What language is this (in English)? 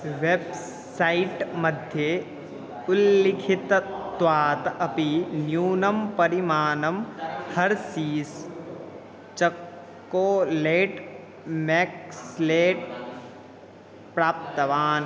Sanskrit